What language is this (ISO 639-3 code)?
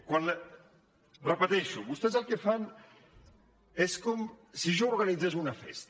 cat